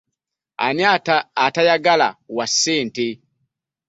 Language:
Ganda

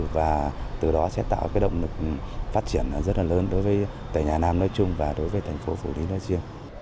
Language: Vietnamese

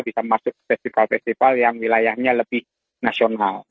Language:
Indonesian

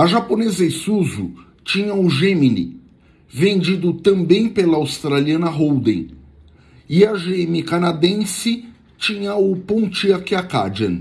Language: Portuguese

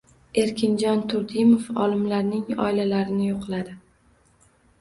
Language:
Uzbek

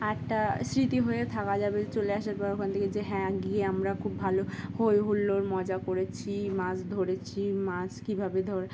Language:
Bangla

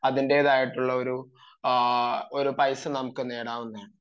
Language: Malayalam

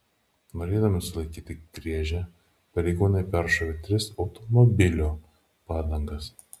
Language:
Lithuanian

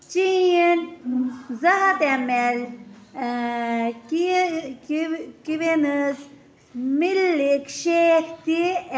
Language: Kashmiri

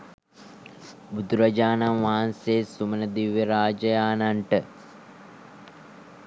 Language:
Sinhala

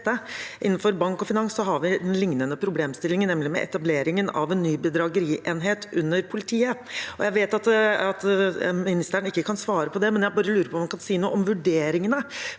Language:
Norwegian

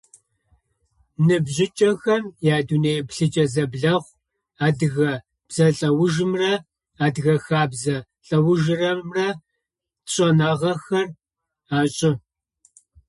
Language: Adyghe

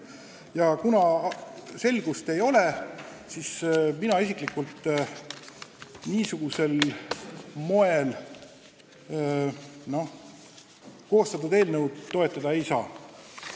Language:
Estonian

